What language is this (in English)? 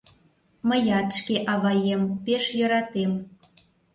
Mari